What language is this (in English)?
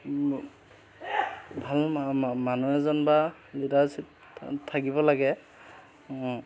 Assamese